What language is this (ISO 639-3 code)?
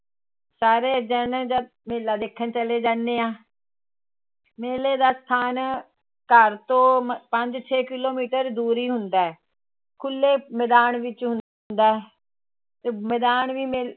pan